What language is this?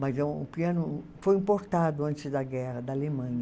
Portuguese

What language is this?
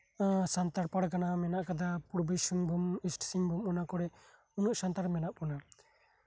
Santali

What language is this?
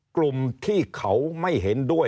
Thai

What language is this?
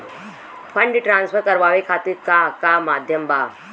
Bhojpuri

